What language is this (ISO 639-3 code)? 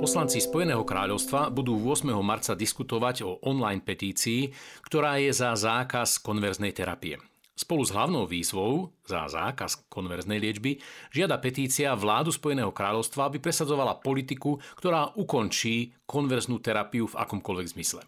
slk